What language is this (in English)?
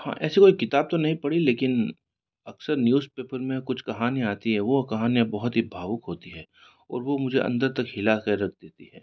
Hindi